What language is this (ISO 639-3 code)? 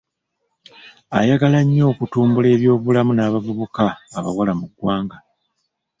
lug